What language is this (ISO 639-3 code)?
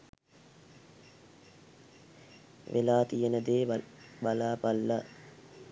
sin